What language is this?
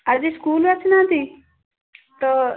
Odia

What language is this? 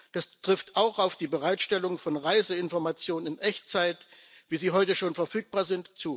German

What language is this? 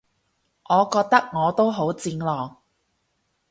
Cantonese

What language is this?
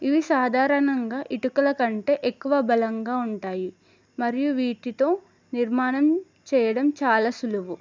Telugu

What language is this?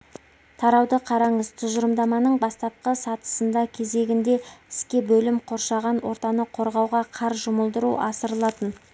Kazakh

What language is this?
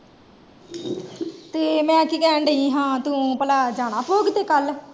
Punjabi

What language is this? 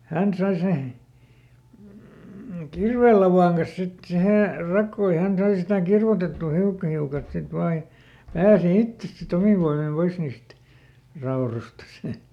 Finnish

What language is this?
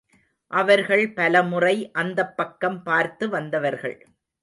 Tamil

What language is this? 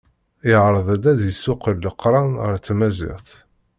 Kabyle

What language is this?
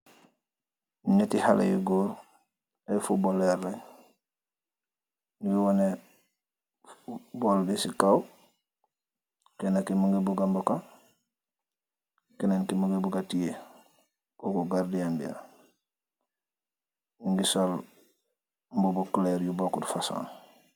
Wolof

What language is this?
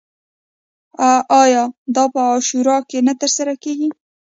Pashto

